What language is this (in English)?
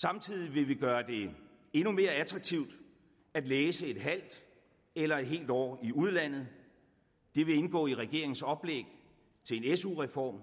Danish